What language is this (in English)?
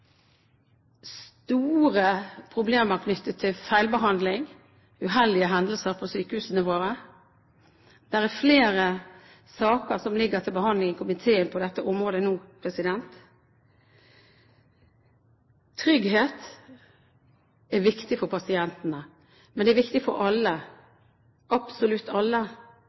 Norwegian Bokmål